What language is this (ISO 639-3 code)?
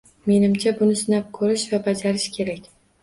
uzb